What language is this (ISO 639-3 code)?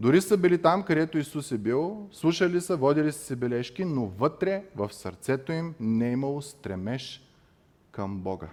bul